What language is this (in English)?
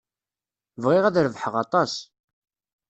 Kabyle